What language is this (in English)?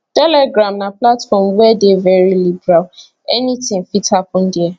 Nigerian Pidgin